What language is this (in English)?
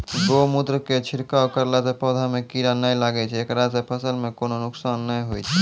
Maithili